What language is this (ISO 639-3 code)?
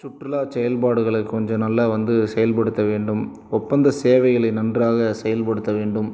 tam